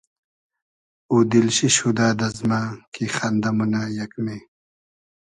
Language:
Hazaragi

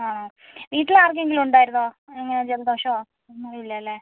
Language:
Malayalam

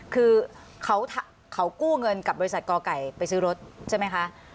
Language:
Thai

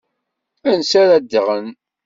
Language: Kabyle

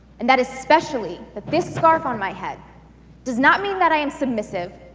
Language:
English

